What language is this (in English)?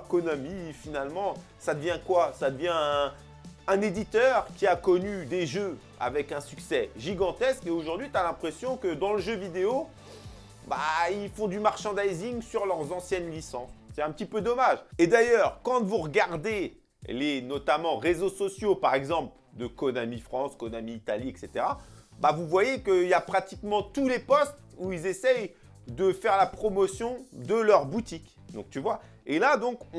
French